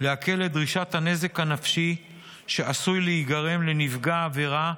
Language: Hebrew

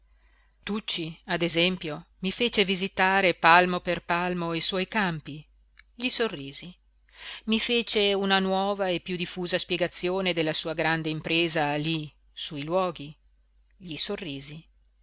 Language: Italian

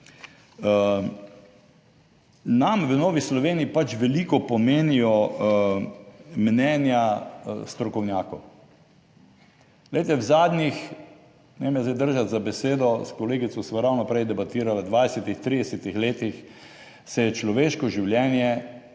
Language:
Slovenian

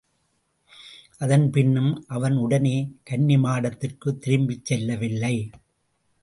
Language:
Tamil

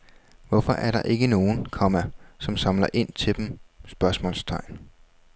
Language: Danish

